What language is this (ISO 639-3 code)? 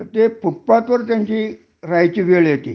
mar